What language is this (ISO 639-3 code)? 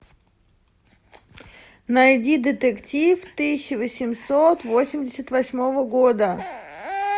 rus